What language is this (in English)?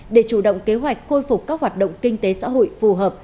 Vietnamese